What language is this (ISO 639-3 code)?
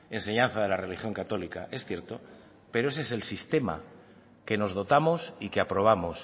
spa